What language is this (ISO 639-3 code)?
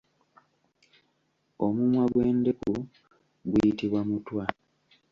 lug